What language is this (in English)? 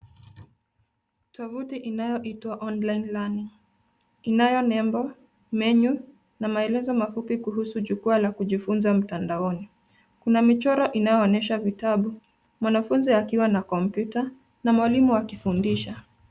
Swahili